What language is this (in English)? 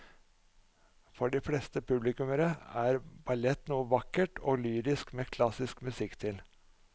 Norwegian